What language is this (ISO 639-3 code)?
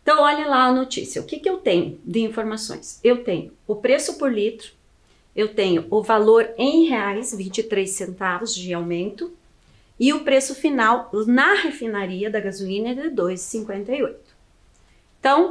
por